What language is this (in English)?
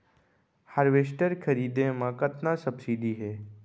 Chhattisgarhi